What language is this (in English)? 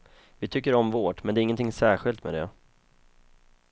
Swedish